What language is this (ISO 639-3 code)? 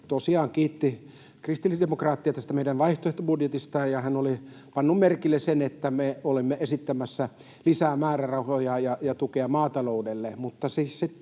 fin